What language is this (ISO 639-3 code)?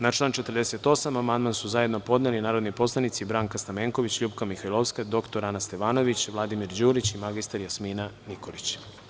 srp